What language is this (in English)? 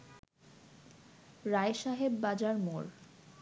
Bangla